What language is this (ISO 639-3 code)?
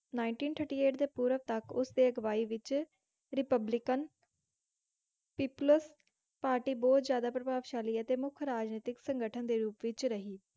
pan